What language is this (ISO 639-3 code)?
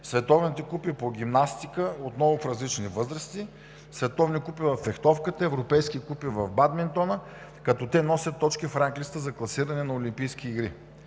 bul